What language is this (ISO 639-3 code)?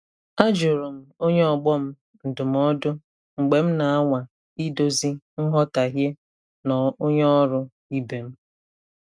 ibo